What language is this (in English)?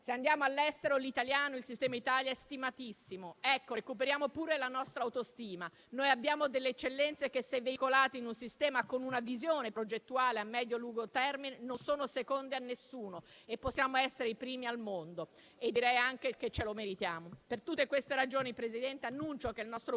Italian